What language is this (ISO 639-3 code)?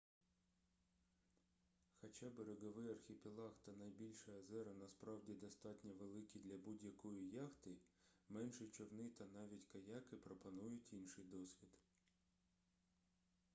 ukr